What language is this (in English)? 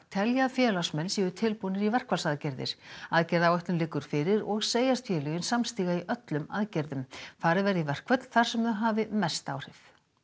Icelandic